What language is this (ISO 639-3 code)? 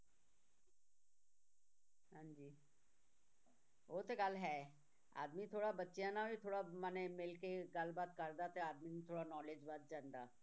pan